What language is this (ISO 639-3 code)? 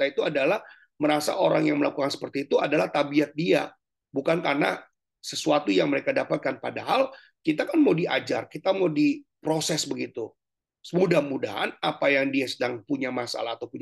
ind